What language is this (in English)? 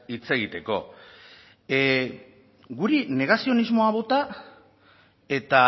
Basque